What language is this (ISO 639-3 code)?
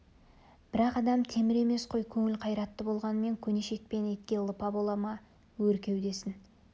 kaz